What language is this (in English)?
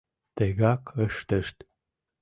Mari